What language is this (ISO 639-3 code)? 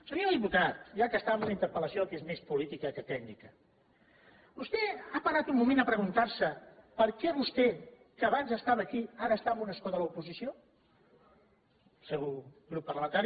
cat